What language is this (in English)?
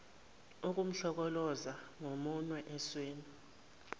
Zulu